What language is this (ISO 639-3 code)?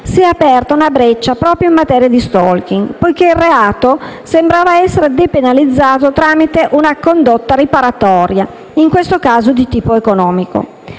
ita